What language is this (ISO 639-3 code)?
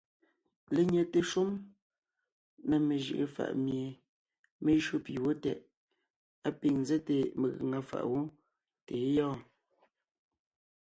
nnh